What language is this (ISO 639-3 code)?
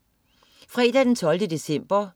dan